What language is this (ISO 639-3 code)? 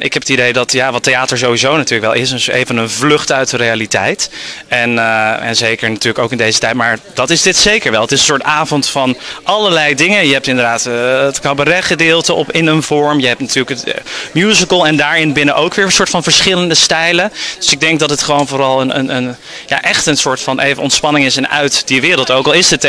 nld